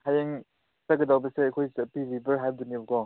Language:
Manipuri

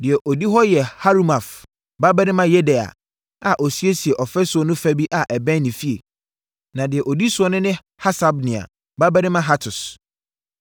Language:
Akan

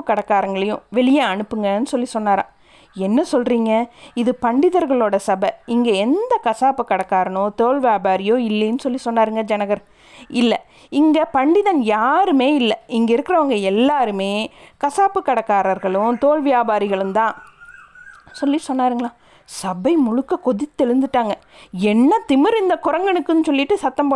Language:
Tamil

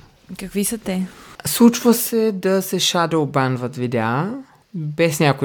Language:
Bulgarian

